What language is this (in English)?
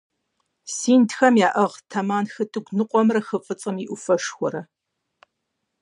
Kabardian